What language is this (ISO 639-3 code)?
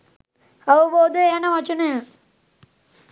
sin